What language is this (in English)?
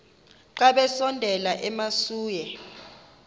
Xhosa